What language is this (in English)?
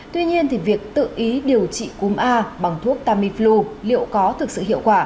Vietnamese